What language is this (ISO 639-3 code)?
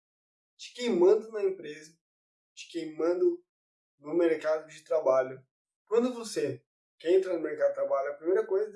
por